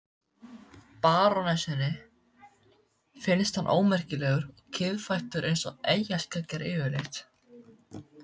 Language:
Icelandic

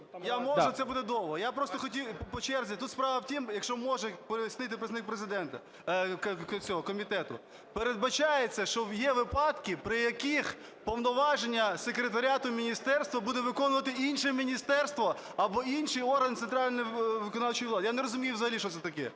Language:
Ukrainian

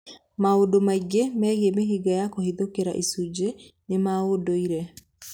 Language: Kikuyu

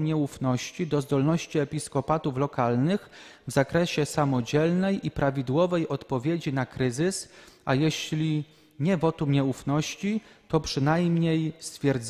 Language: Polish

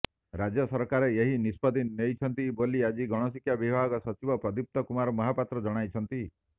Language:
Odia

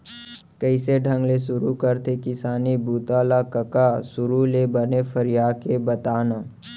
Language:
Chhattisgarhi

